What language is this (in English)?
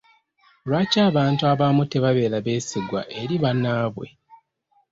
Ganda